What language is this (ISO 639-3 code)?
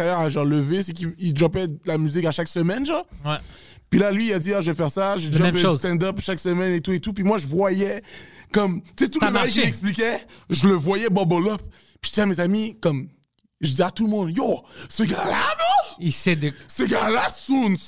fra